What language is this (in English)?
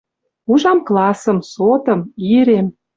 Western Mari